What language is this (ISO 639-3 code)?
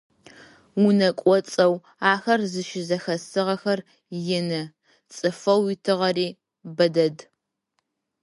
ady